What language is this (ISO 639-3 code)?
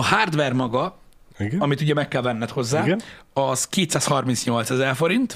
hun